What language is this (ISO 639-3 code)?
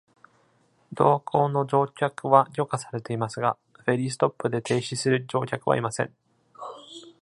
jpn